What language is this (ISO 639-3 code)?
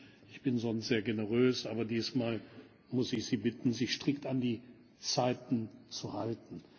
deu